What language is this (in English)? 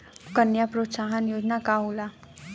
Bhojpuri